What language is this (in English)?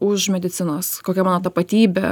Lithuanian